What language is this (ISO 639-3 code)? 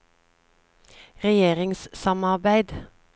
nor